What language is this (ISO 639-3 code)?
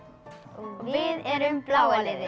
isl